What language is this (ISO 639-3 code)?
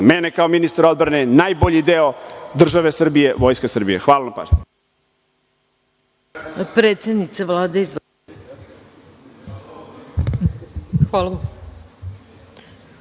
srp